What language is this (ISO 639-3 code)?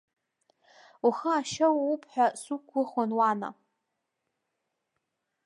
abk